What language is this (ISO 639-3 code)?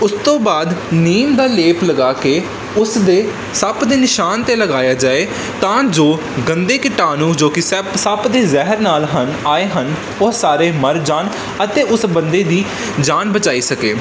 pan